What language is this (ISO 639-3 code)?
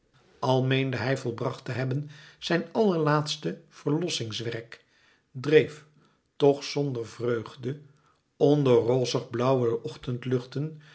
nld